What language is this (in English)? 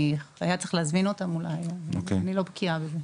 Hebrew